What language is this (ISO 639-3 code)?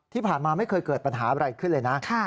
tha